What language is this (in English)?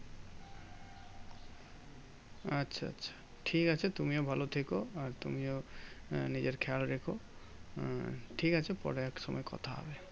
Bangla